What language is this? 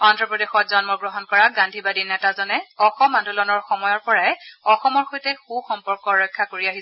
Assamese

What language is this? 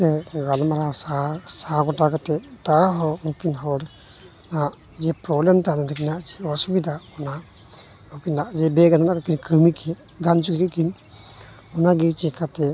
Santali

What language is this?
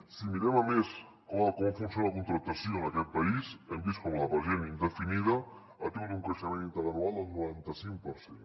Catalan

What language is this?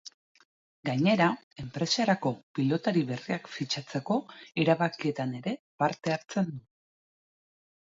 Basque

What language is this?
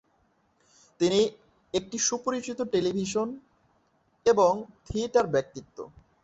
Bangla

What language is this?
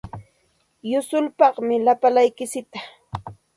Santa Ana de Tusi Pasco Quechua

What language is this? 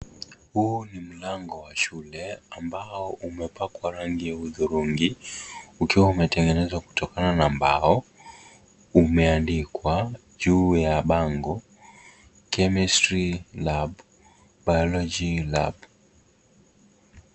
Swahili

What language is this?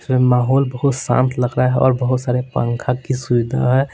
Hindi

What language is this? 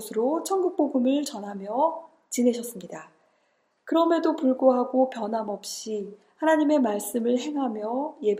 Korean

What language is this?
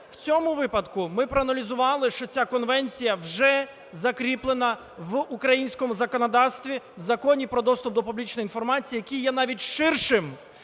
Ukrainian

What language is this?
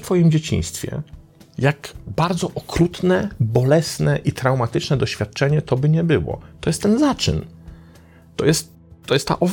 Polish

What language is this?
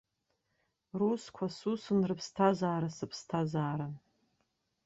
Abkhazian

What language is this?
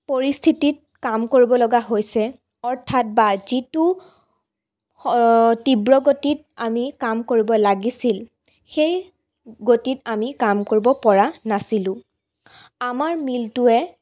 Assamese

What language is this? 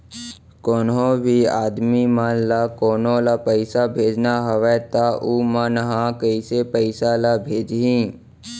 Chhattisgarhi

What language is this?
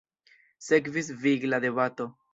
Esperanto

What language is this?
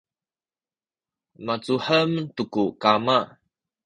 Sakizaya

